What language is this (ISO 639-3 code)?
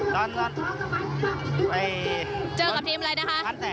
tha